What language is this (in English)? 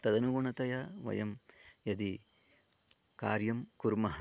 Sanskrit